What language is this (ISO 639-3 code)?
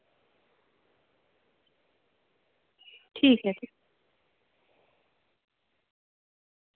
doi